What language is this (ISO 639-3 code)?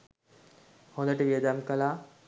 sin